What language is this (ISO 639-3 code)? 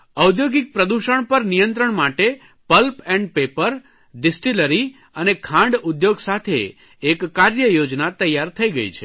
guj